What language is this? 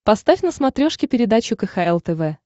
Russian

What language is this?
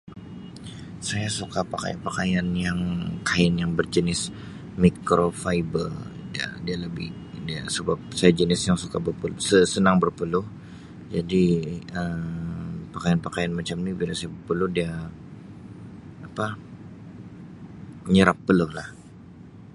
Sabah Malay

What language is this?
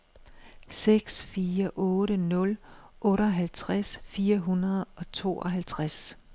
Danish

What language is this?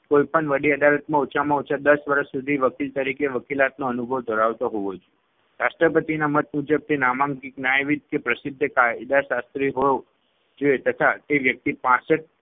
Gujarati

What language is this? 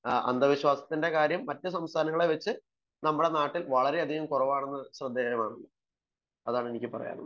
Malayalam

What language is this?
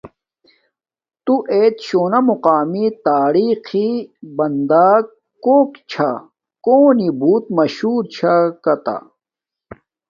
Domaaki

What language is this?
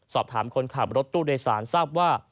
Thai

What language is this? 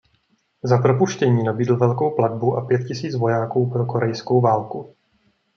Czech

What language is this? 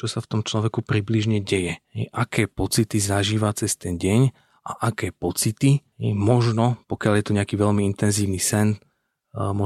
Slovak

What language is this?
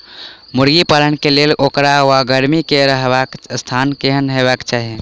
Maithili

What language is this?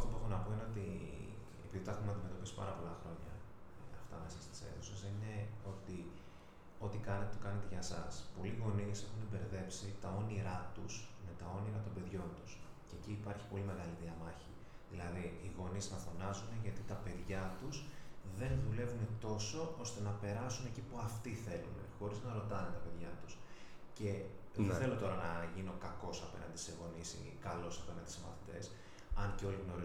Greek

